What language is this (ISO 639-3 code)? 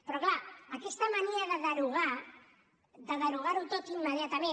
cat